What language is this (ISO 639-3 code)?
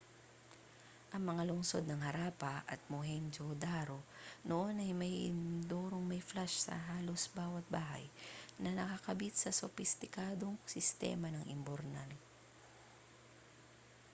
fil